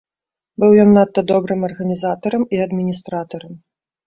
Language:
Belarusian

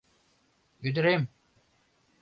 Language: Mari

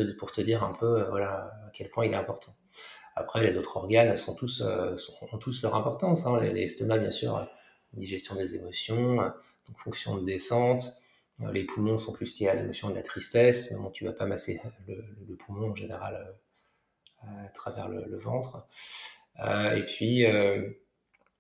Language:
French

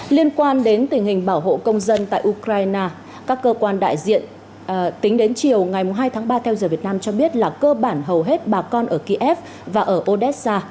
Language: Vietnamese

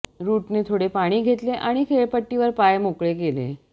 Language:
Marathi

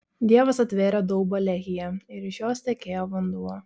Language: Lithuanian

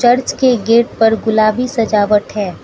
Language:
Hindi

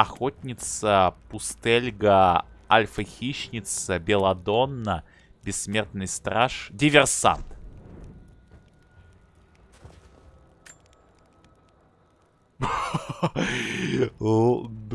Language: Russian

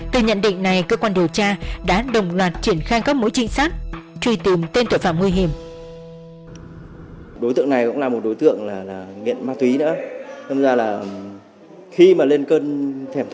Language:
Vietnamese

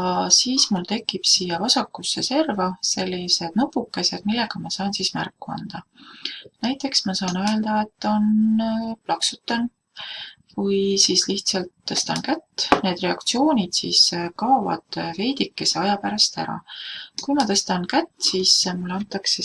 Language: Italian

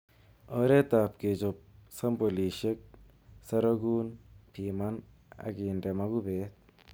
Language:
Kalenjin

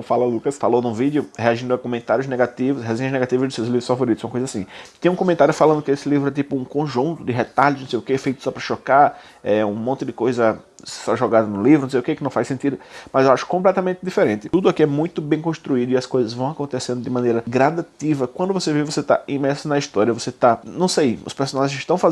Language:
Portuguese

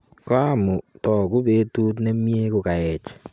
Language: Kalenjin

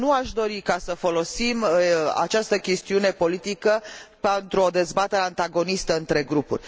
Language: Romanian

